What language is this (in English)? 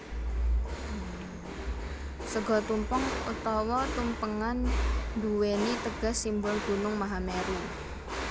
Javanese